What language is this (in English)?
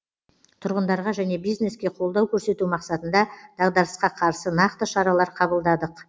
Kazakh